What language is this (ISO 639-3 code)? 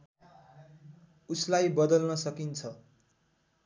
nep